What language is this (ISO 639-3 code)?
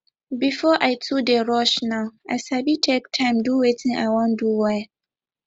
pcm